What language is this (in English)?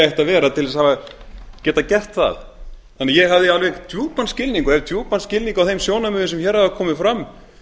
Icelandic